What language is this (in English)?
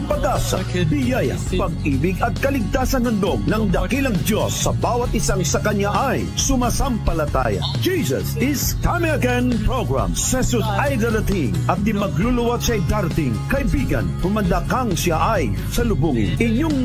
Filipino